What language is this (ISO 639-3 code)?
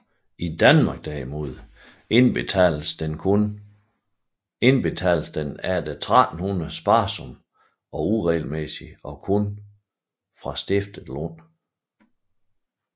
dan